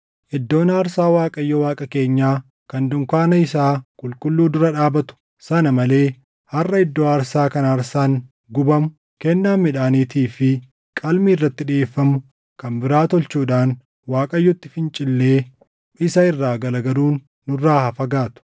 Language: Oromo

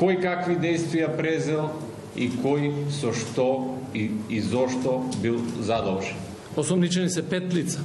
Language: Bulgarian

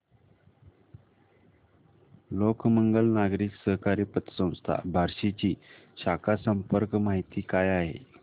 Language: Marathi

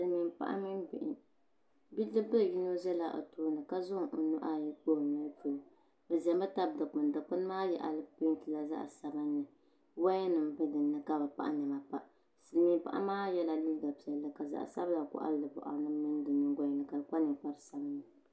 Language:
Dagbani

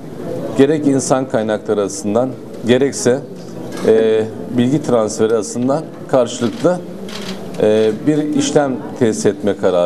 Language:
Turkish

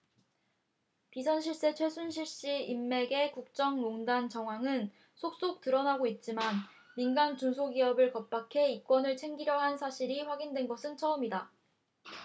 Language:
Korean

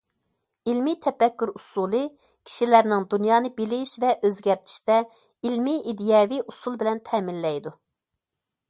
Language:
Uyghur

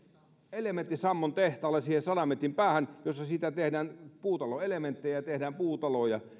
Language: Finnish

